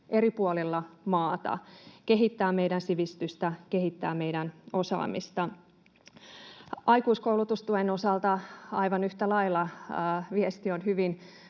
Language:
Finnish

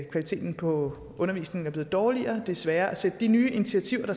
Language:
Danish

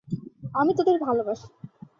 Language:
Bangla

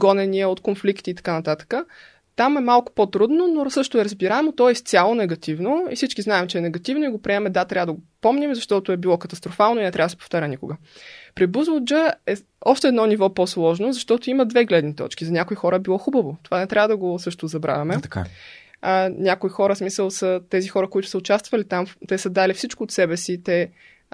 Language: Bulgarian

